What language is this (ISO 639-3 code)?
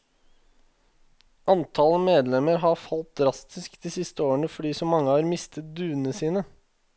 nor